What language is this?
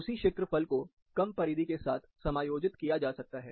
Hindi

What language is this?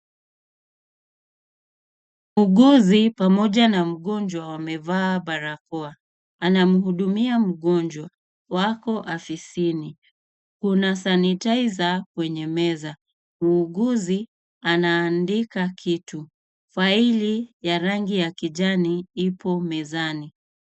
Swahili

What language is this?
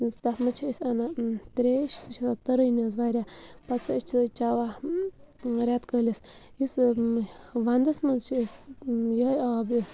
Kashmiri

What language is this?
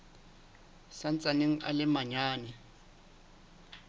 Southern Sotho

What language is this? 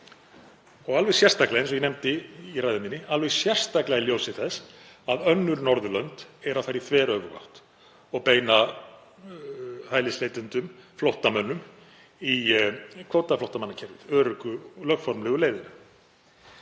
Icelandic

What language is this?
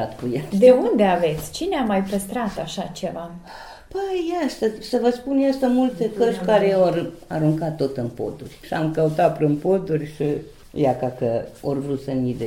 Romanian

